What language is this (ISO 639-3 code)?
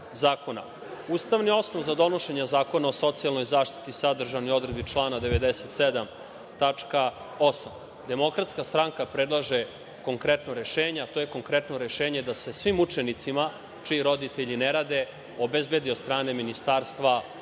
srp